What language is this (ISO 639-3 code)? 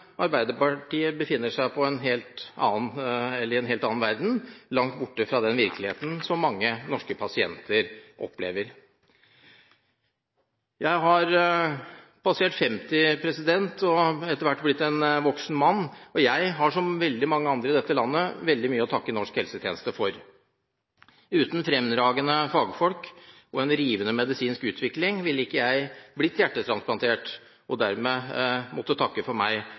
nob